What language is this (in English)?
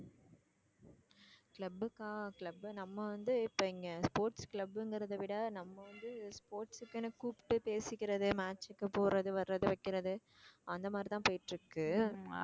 Tamil